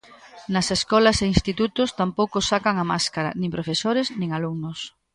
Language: Galician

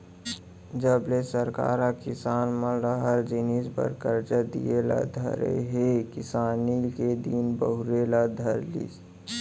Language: Chhattisgarhi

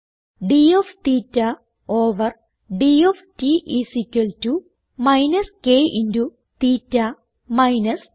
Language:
Malayalam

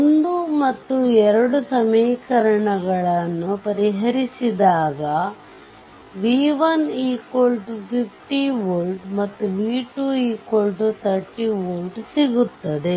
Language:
Kannada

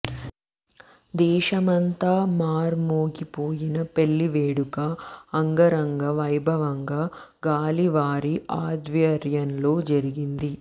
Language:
Telugu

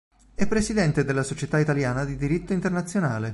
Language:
Italian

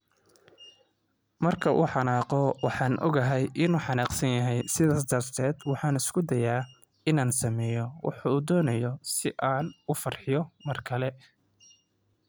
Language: Somali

